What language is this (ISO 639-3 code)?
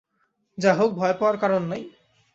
ben